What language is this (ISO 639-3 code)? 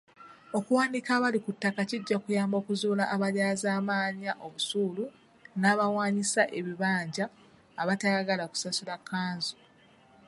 lug